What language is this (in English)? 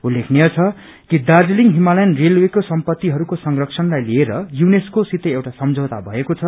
Nepali